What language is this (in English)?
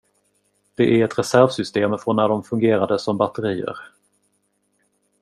Swedish